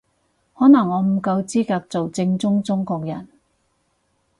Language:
Cantonese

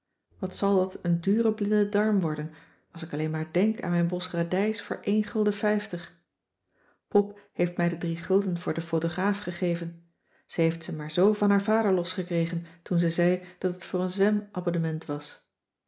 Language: Dutch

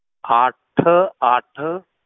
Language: Punjabi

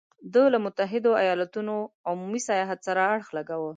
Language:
Pashto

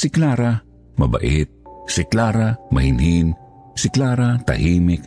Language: Filipino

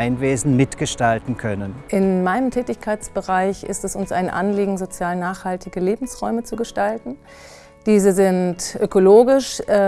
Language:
German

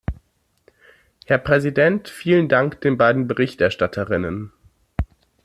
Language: German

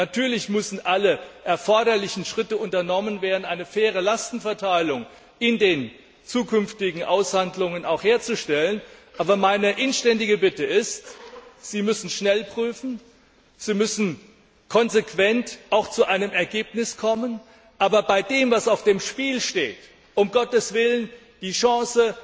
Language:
German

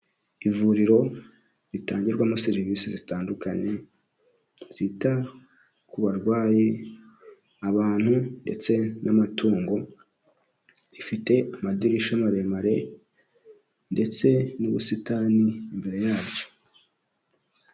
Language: Kinyarwanda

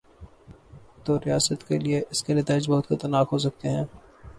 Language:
Urdu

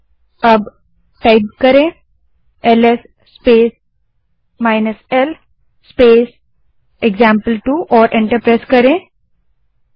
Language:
Hindi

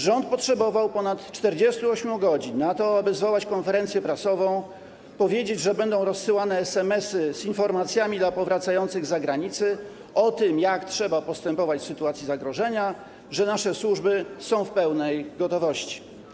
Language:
Polish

